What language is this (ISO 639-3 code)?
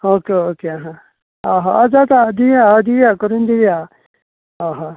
kok